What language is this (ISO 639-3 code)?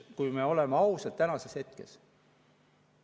est